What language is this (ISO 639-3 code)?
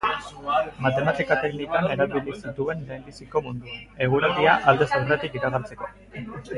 eus